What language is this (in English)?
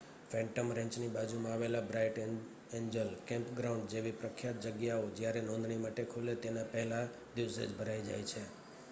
Gujarati